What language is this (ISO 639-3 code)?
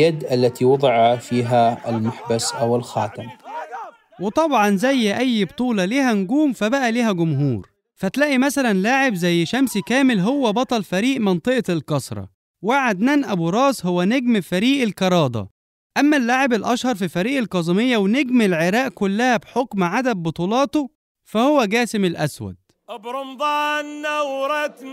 ara